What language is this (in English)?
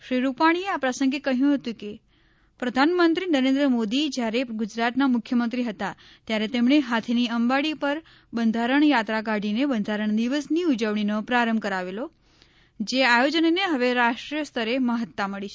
Gujarati